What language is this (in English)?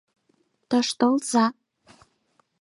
Mari